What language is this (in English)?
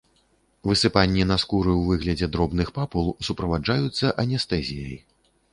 Belarusian